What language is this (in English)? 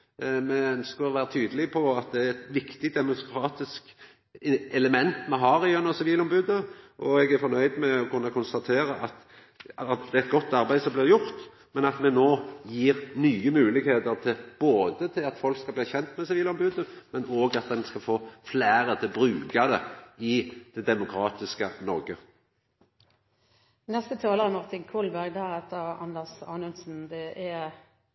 Norwegian Nynorsk